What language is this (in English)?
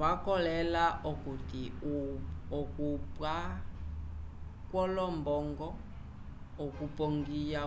Umbundu